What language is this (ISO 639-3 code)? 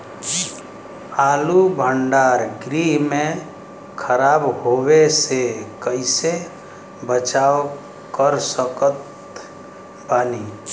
bho